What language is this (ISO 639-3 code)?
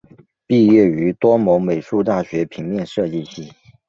zho